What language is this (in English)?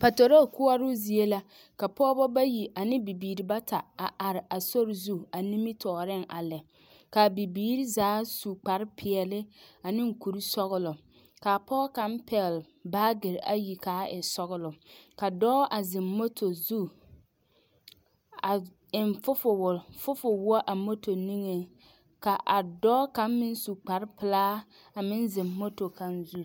Southern Dagaare